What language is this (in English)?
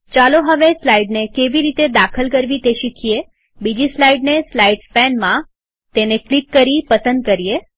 Gujarati